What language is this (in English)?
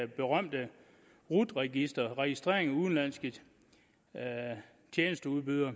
Danish